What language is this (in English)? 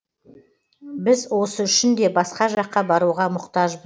Kazakh